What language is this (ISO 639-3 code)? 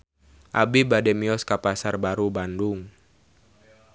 sun